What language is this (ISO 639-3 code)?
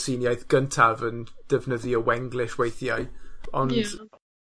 cym